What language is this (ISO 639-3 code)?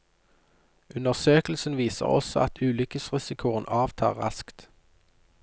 nor